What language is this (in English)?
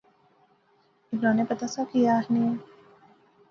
Pahari-Potwari